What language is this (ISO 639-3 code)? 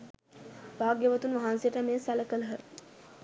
sin